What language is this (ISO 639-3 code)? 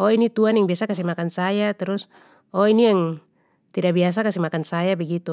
pmy